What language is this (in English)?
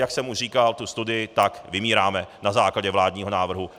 Czech